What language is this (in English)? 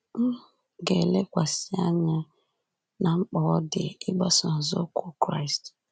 Igbo